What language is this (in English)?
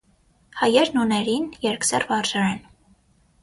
Armenian